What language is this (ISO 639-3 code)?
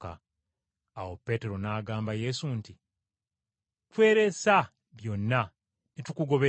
lug